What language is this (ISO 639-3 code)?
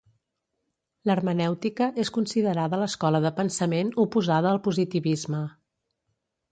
cat